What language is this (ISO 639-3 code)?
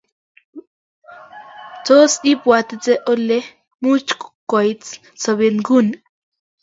kln